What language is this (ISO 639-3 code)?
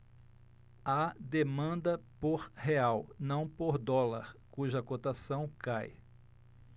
por